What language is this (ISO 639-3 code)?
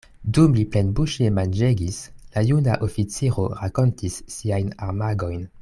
epo